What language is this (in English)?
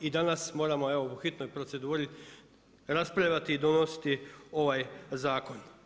Croatian